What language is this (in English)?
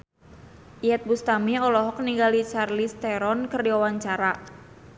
Sundanese